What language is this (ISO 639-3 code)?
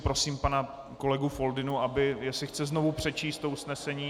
ces